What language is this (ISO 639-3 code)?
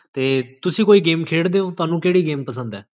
pan